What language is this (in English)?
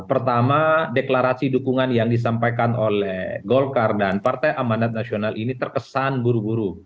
Indonesian